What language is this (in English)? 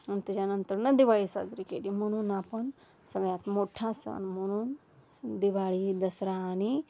Marathi